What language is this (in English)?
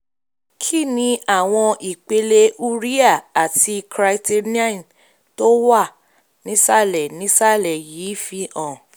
Yoruba